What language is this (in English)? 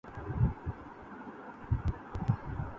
Urdu